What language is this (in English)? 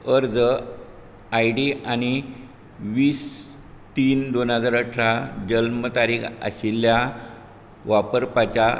Konkani